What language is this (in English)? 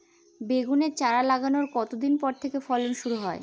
Bangla